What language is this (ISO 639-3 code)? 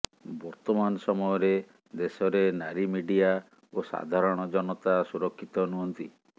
ori